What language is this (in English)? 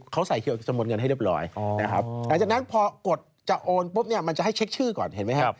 Thai